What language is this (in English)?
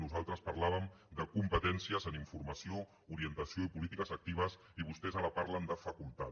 Catalan